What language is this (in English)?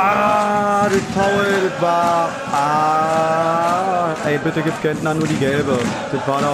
German